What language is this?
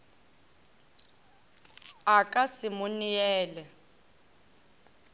Northern Sotho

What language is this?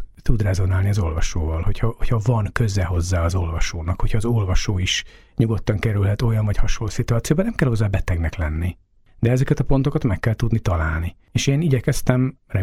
Hungarian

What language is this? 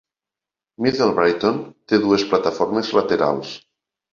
Catalan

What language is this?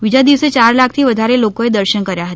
Gujarati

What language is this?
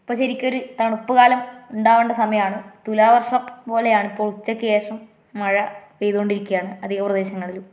Malayalam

